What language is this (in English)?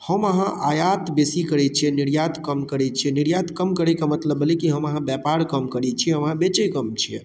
Maithili